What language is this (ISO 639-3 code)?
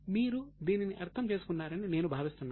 tel